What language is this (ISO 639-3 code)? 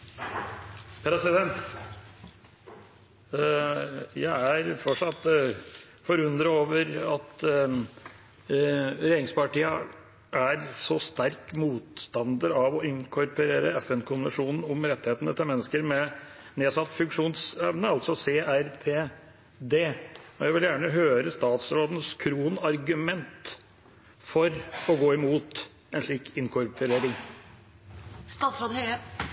nob